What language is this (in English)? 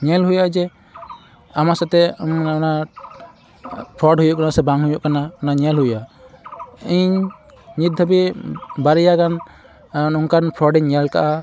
Santali